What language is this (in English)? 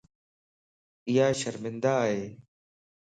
Lasi